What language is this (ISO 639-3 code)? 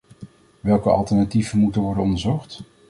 nld